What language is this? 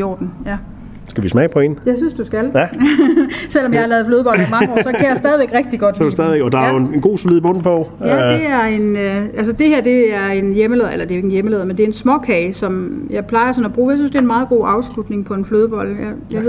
Danish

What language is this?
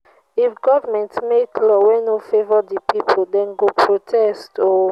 Nigerian Pidgin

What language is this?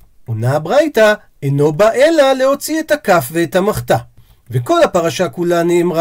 Hebrew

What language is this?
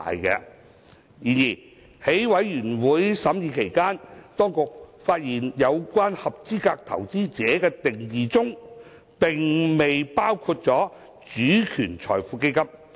Cantonese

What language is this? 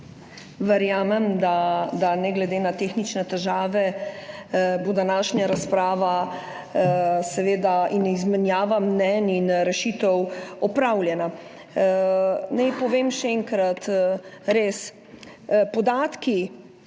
Slovenian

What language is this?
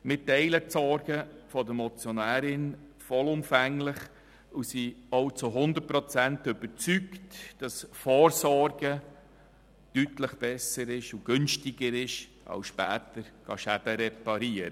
Swiss German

